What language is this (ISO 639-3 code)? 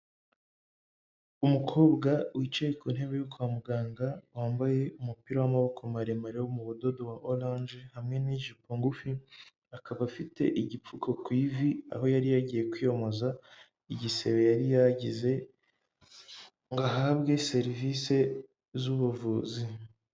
kin